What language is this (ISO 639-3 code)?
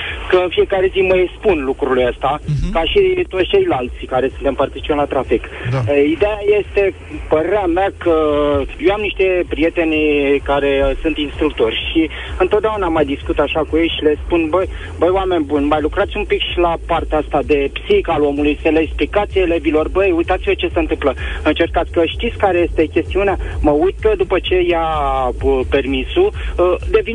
ron